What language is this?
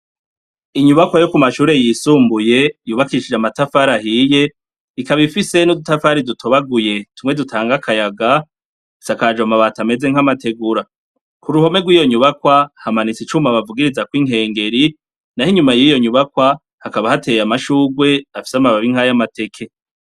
Rundi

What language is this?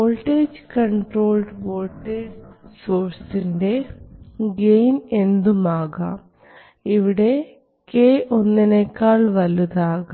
Malayalam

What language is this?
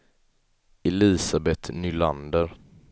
Swedish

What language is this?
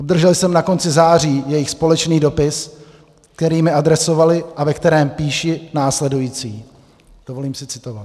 Czech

